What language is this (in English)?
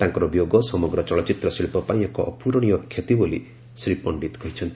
Odia